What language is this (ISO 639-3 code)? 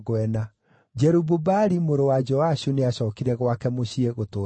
kik